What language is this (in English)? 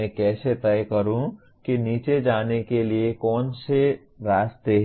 Hindi